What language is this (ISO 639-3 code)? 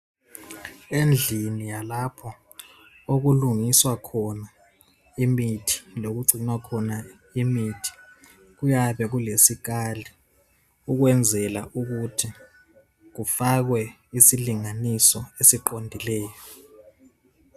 nde